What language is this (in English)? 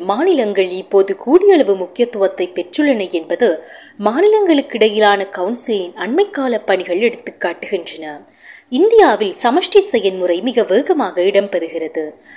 Tamil